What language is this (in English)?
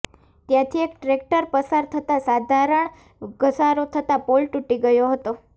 Gujarati